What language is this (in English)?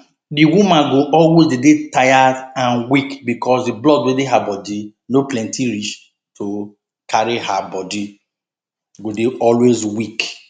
Nigerian Pidgin